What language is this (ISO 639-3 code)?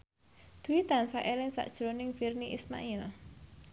jav